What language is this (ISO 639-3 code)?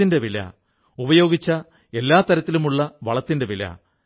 mal